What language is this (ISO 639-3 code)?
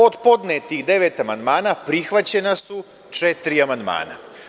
srp